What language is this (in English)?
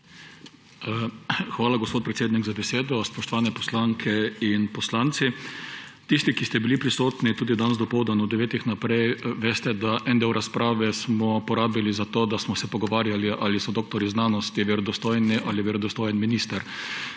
Slovenian